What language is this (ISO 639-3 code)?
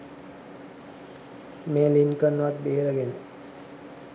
sin